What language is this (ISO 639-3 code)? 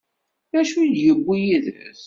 kab